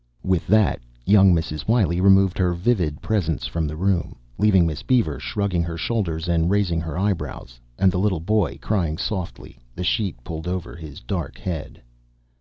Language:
English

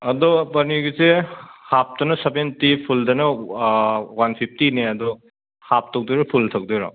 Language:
Manipuri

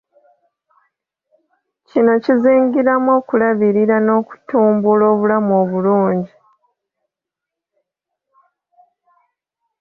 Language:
Ganda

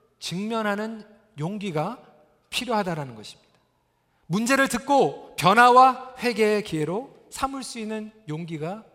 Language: Korean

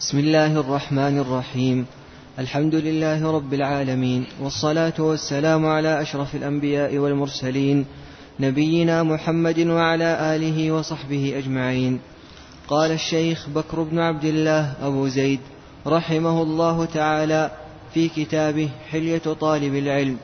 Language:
Arabic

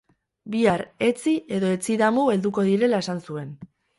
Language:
Basque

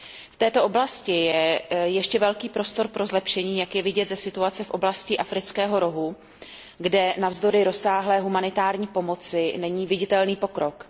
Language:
Czech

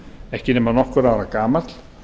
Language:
Icelandic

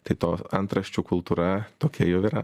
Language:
Lithuanian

